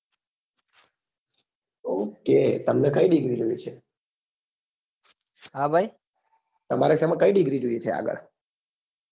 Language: Gujarati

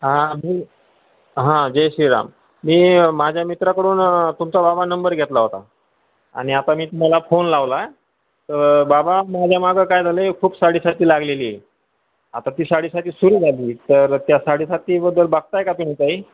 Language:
Marathi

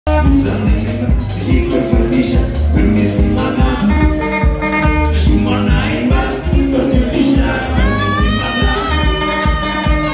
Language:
Indonesian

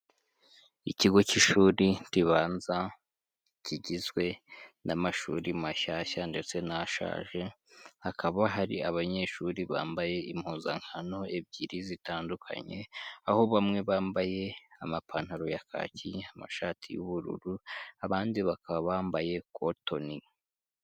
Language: Kinyarwanda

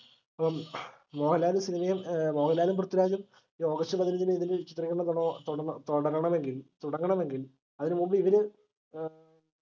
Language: Malayalam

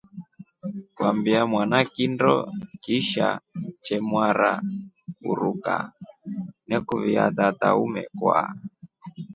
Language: Rombo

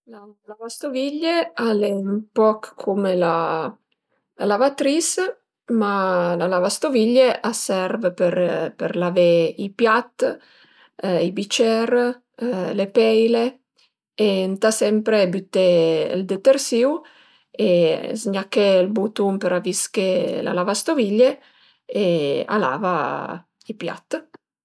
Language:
Piedmontese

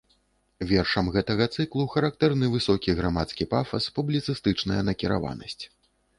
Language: Belarusian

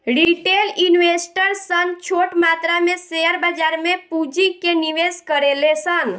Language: Bhojpuri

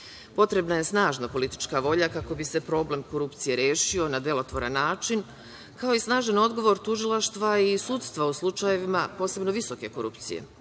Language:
Serbian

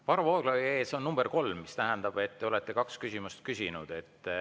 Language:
Estonian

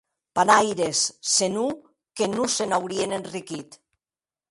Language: Occitan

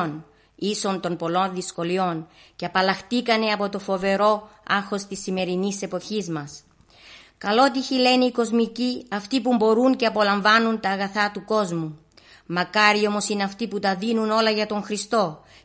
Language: Greek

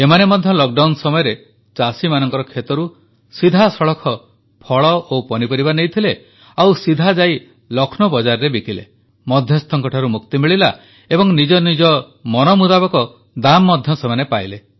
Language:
Odia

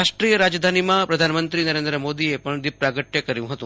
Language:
Gujarati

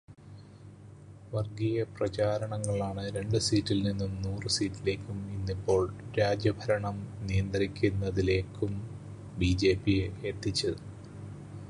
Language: Malayalam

